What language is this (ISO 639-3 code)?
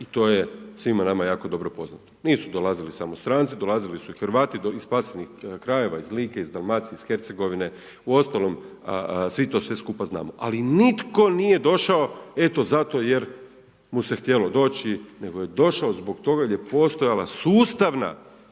hrv